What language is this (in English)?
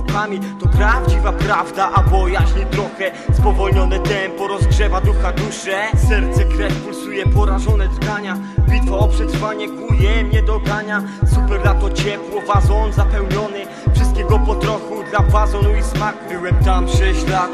Polish